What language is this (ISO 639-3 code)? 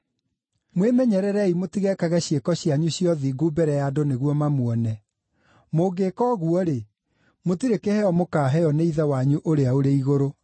kik